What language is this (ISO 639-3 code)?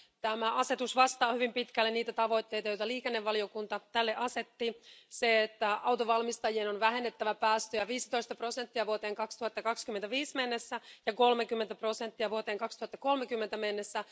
fin